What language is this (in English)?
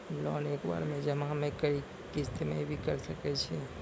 Maithili